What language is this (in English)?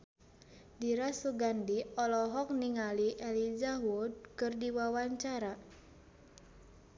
Sundanese